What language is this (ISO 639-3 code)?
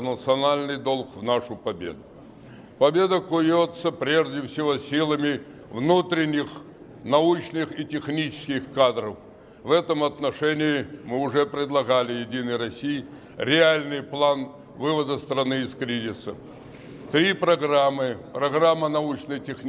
rus